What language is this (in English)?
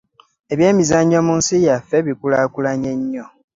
Ganda